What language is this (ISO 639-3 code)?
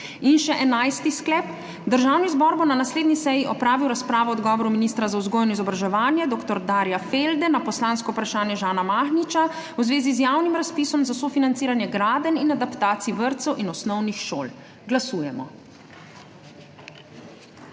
slv